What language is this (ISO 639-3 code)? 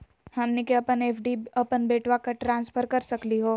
mag